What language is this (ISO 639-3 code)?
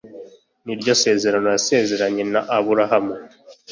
kin